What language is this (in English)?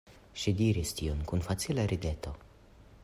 Esperanto